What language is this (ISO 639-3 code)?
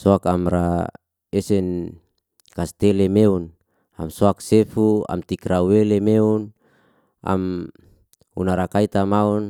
ste